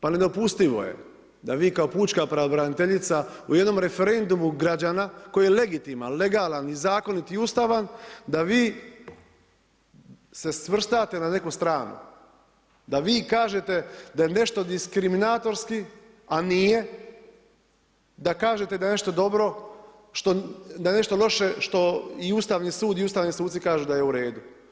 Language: Croatian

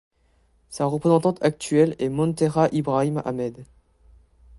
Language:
French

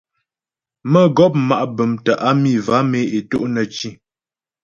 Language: Ghomala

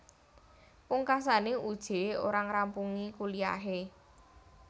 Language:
Javanese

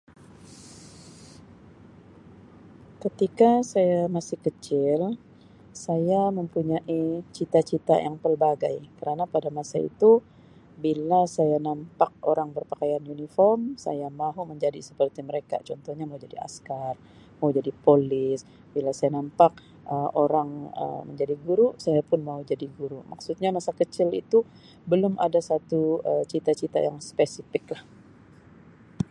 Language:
Sabah Malay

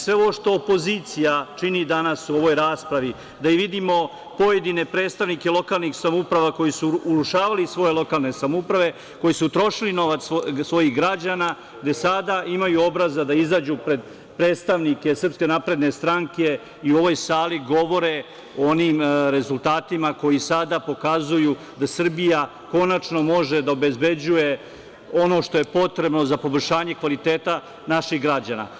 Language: Serbian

